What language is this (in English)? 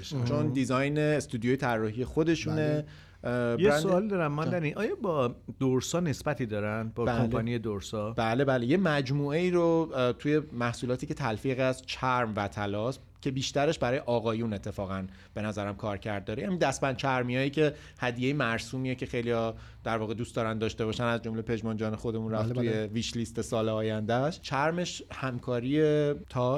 Persian